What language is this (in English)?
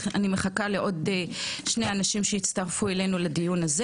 Hebrew